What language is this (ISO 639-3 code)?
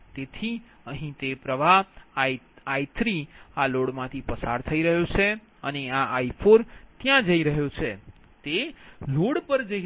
guj